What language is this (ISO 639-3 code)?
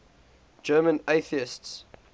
eng